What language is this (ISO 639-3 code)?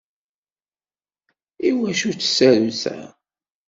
kab